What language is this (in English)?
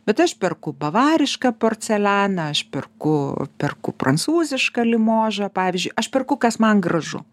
Lithuanian